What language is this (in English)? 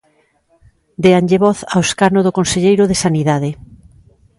Galician